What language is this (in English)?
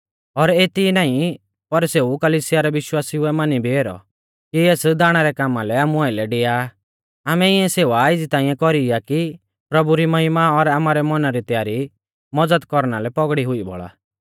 Mahasu Pahari